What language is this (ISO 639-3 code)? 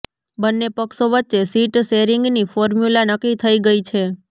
guj